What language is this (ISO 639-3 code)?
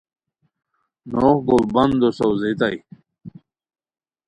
khw